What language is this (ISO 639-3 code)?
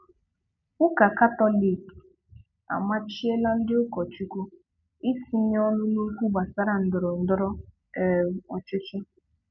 ibo